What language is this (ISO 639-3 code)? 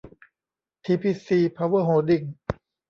tha